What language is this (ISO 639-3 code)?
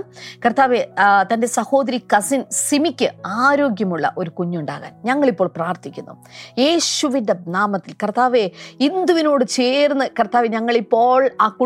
mal